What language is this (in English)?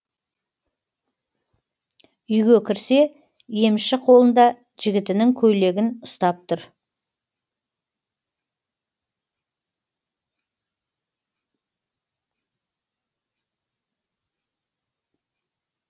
Kazakh